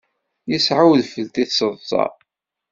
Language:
Kabyle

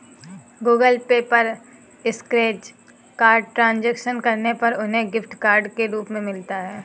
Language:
Hindi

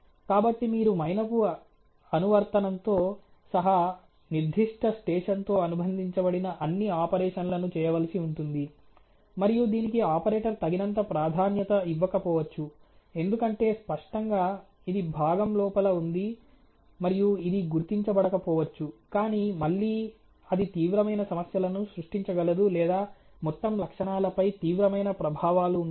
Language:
Telugu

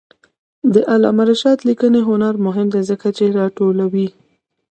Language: Pashto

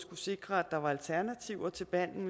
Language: Danish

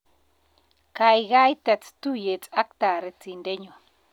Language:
Kalenjin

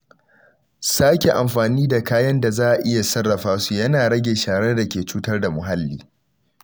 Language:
Hausa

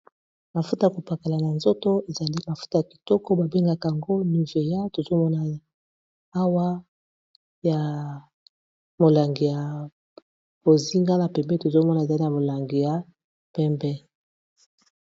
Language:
Lingala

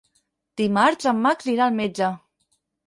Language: Catalan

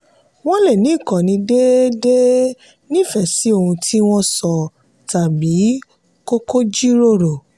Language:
Yoruba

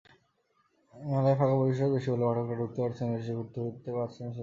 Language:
Bangla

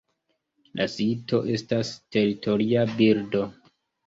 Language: Esperanto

